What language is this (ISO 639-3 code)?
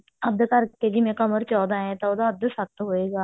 pan